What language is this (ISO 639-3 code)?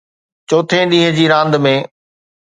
snd